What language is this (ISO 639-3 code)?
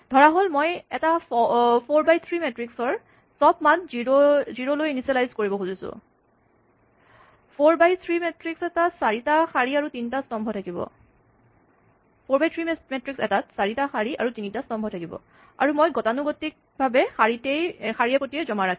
asm